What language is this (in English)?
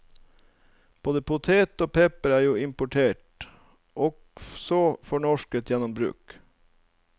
Norwegian